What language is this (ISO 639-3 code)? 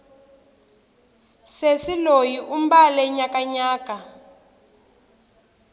tso